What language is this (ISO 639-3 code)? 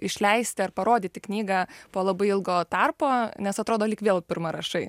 lit